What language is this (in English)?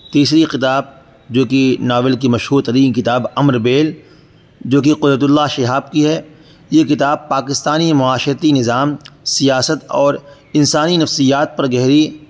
Urdu